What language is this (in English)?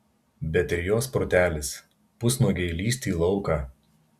Lithuanian